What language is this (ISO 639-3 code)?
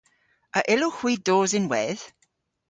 cor